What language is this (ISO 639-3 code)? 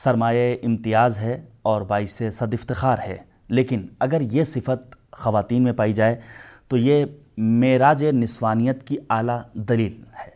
urd